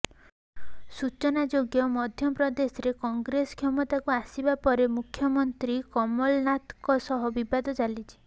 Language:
Odia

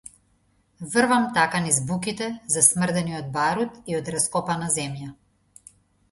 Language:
Macedonian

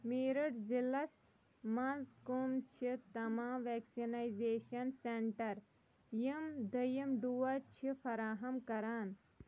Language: Kashmiri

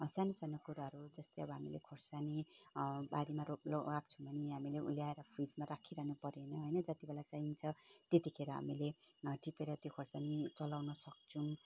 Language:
Nepali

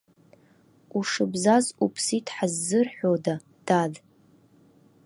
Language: Abkhazian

